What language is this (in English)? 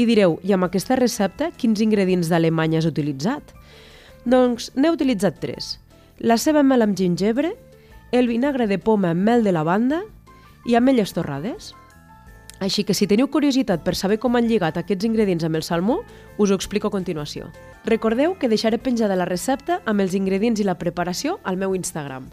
Spanish